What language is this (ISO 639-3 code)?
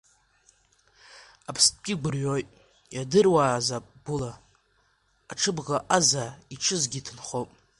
abk